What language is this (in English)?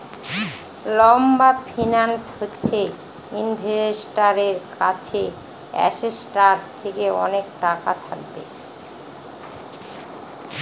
Bangla